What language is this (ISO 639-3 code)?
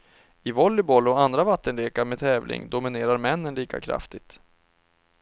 swe